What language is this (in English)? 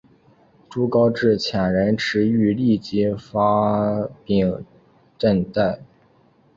Chinese